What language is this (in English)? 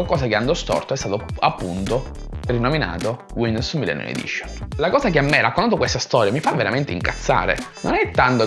Italian